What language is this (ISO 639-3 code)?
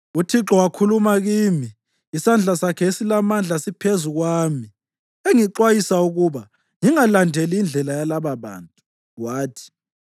nde